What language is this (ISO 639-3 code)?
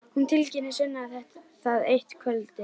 isl